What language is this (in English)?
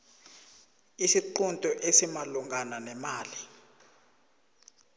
South Ndebele